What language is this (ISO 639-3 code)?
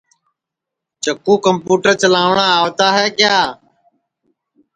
ssi